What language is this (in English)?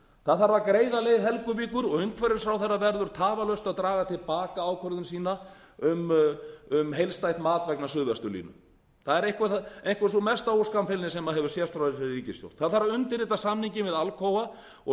Icelandic